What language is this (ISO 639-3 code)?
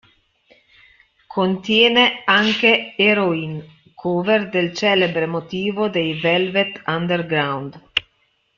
ita